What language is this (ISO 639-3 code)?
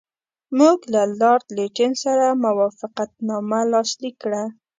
pus